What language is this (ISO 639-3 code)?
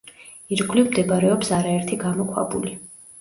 kat